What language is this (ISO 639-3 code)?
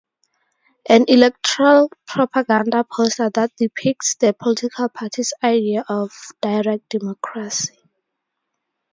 eng